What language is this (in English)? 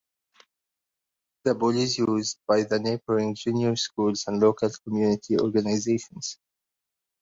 English